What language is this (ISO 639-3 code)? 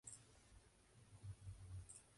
spa